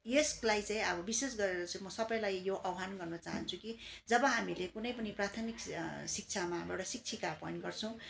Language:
Nepali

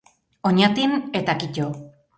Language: Basque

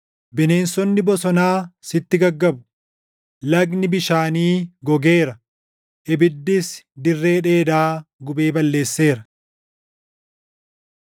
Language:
Oromo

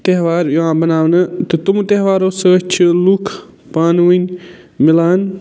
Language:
Kashmiri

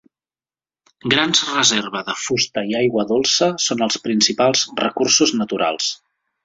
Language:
Catalan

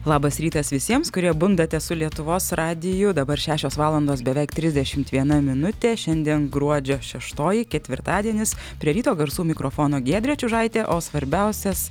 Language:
Lithuanian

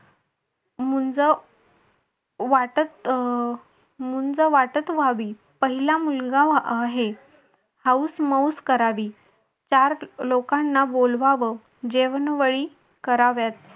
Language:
Marathi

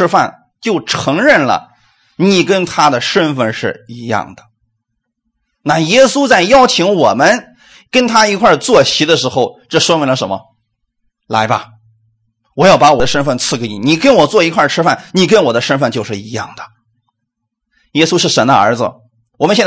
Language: Chinese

